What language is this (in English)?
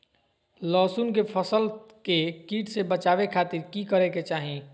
Magahi